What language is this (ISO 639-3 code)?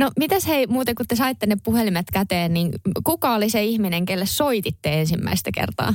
fin